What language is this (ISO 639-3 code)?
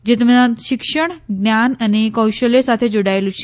guj